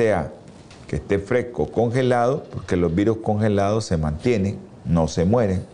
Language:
Spanish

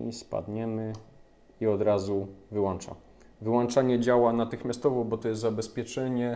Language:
Polish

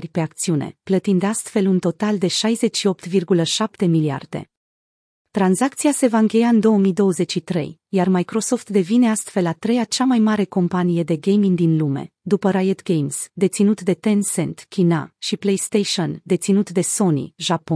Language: Romanian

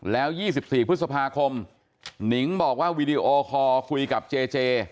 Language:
Thai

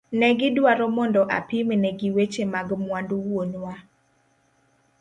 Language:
Luo (Kenya and Tanzania)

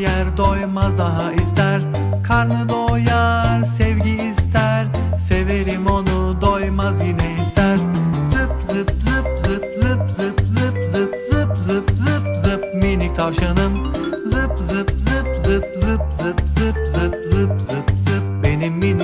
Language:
Turkish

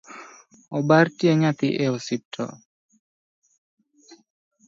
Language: Luo (Kenya and Tanzania)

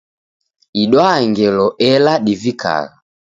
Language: Taita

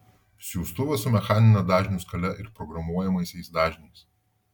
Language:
Lithuanian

